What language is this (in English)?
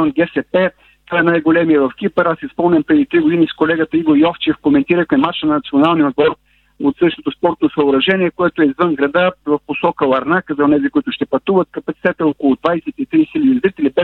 Bulgarian